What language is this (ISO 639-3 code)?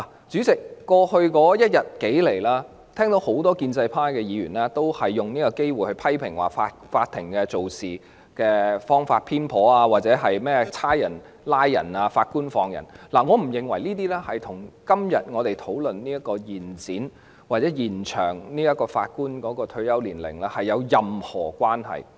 yue